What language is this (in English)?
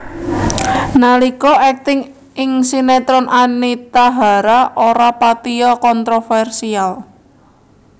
Javanese